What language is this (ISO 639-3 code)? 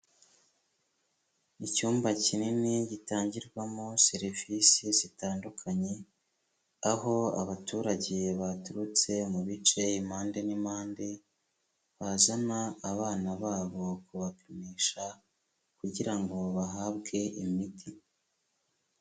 kin